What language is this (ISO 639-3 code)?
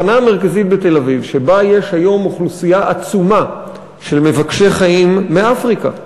heb